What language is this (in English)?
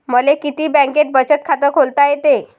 Marathi